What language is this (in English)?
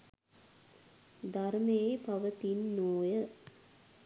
Sinhala